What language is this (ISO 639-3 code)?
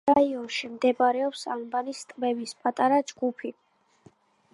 kat